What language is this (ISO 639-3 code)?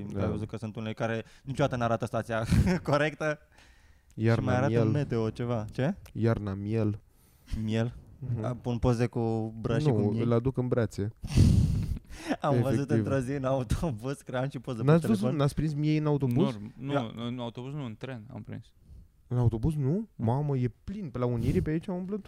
ron